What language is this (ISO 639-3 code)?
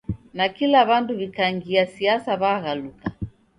dav